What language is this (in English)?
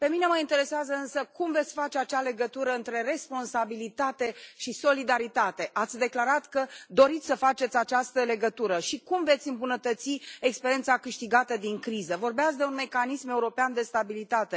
Romanian